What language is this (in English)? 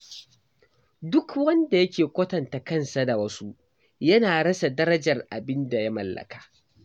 Hausa